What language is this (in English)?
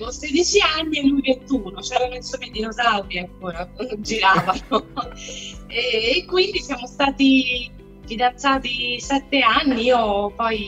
Italian